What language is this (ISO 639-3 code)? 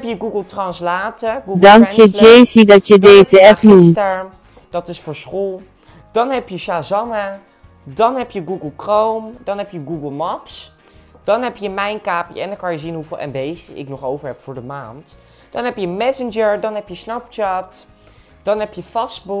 nld